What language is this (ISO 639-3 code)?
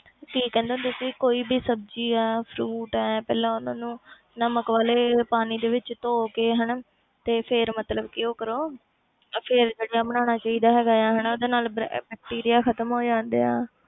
pan